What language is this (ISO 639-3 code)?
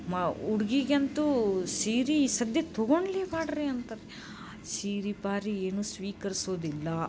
kan